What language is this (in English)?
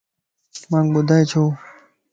Lasi